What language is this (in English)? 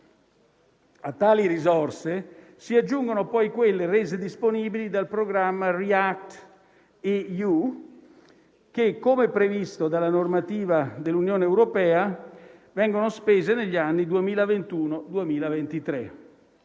Italian